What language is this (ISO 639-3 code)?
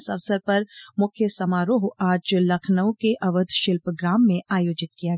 hin